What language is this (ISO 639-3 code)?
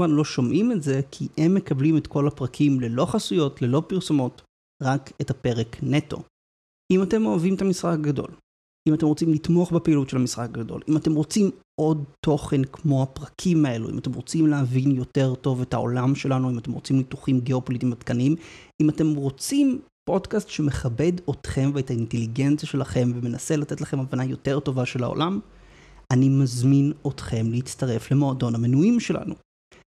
heb